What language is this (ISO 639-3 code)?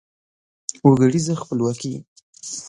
pus